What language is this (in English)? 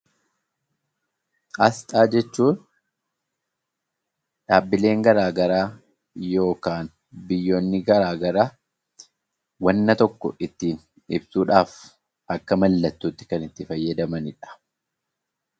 Oromo